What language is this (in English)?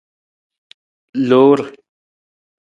Nawdm